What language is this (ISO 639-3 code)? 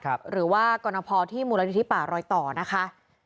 tha